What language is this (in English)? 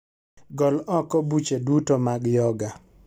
Luo (Kenya and Tanzania)